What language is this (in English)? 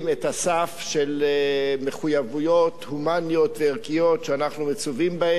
Hebrew